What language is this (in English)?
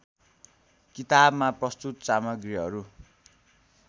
Nepali